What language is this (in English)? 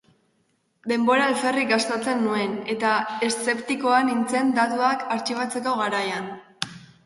Basque